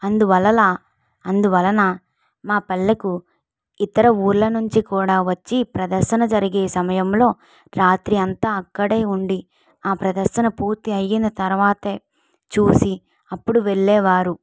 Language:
Telugu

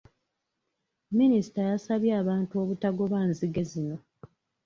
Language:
Ganda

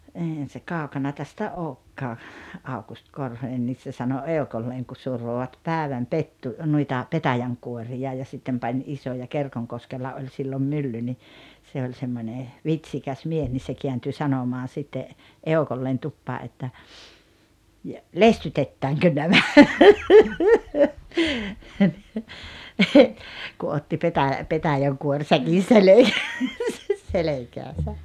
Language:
Finnish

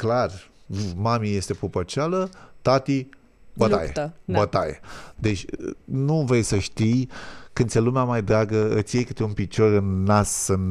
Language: Romanian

